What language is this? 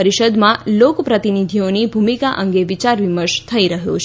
Gujarati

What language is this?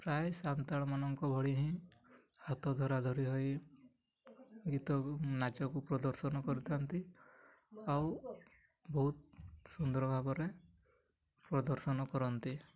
Odia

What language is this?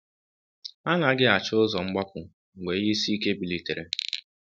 Igbo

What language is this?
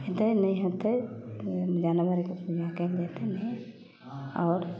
Maithili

